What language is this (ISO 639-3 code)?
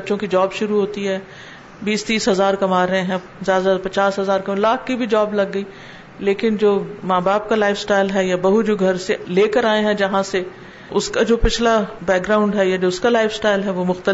urd